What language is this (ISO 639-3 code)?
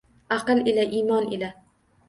uzb